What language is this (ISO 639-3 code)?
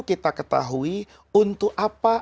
ind